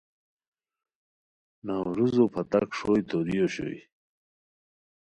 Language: Khowar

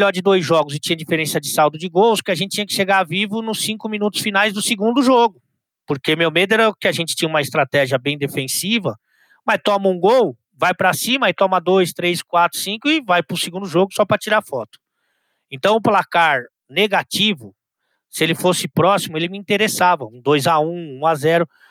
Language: Portuguese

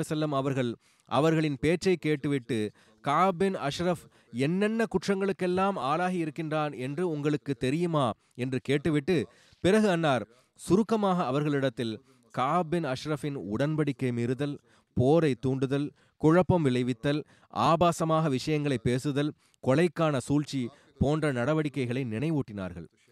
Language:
Tamil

